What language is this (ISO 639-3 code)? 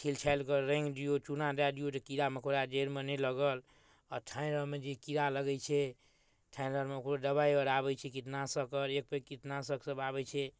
mai